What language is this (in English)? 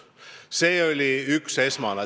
Estonian